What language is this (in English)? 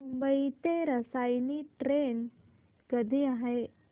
Marathi